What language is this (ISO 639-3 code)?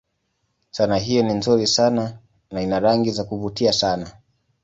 swa